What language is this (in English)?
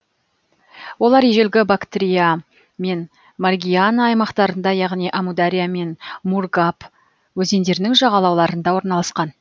Kazakh